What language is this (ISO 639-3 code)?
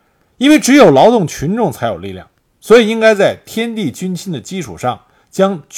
zho